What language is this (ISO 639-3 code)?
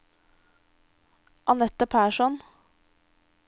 nor